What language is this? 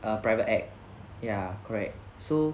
English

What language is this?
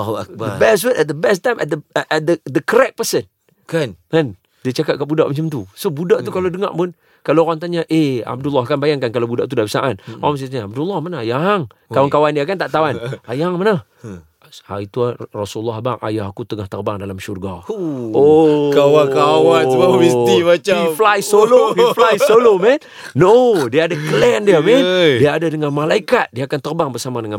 Malay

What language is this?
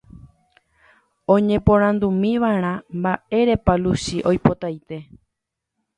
Guarani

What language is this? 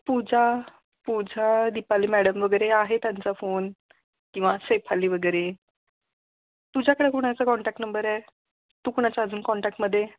Marathi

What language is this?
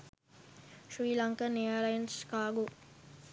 Sinhala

